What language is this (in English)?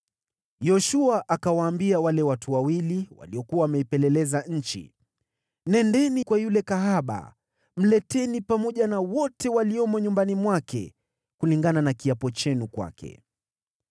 Swahili